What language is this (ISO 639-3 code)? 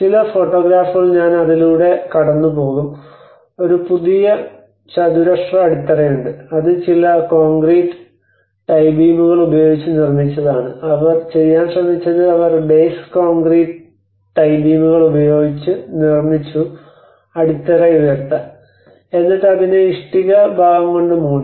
mal